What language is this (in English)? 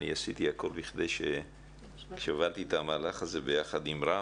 Hebrew